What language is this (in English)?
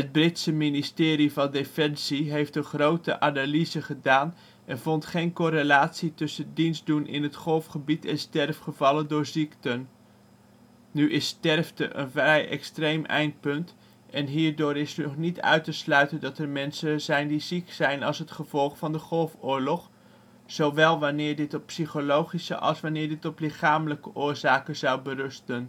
Dutch